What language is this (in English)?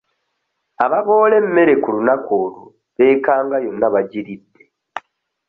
Ganda